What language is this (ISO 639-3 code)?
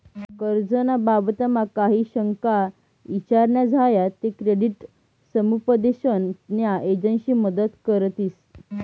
mar